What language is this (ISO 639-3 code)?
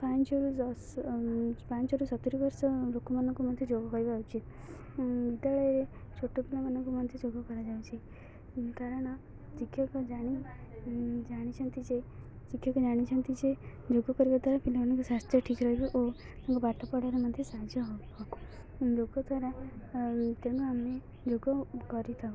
ori